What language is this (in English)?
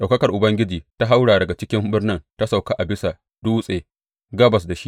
Hausa